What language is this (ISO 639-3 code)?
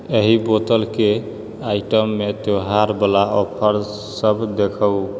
mai